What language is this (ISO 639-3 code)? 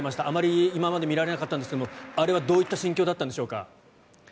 jpn